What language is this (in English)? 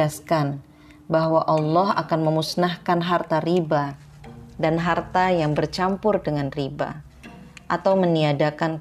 Indonesian